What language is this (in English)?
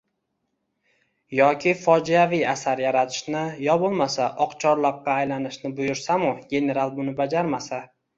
Uzbek